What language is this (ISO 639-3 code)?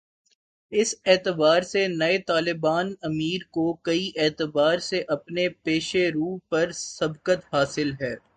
urd